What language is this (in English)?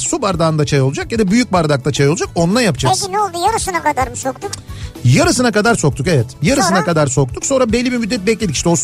Turkish